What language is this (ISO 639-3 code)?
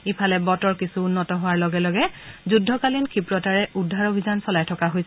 asm